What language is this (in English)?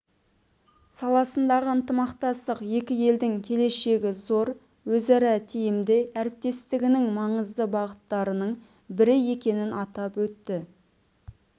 Kazakh